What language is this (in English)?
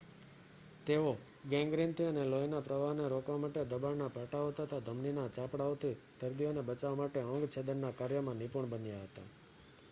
Gujarati